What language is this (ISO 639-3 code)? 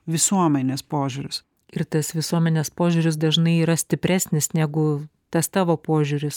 lit